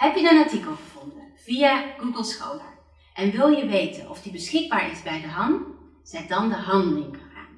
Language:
Dutch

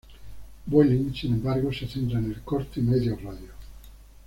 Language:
Spanish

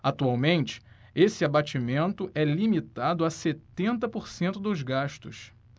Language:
Portuguese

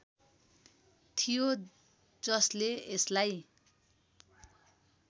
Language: Nepali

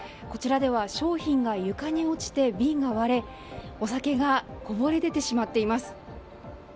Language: Japanese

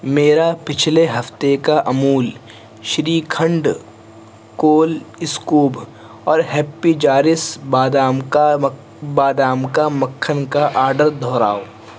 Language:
Urdu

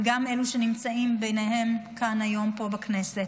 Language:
Hebrew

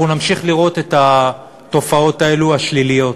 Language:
Hebrew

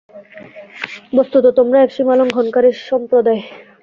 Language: Bangla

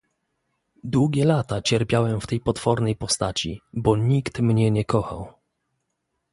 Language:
Polish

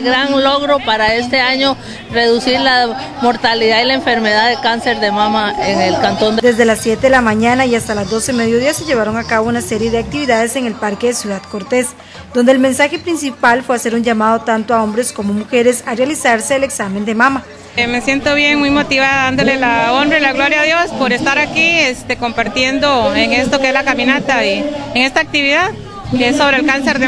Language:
Spanish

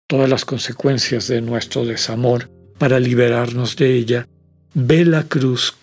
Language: Spanish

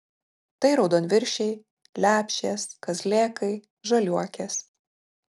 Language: Lithuanian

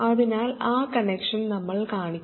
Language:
Malayalam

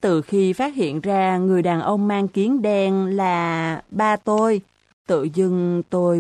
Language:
Vietnamese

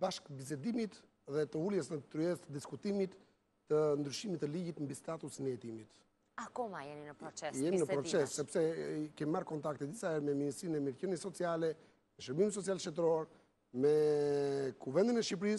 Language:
Greek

